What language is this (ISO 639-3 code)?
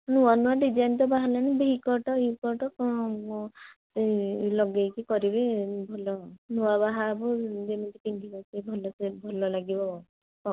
ori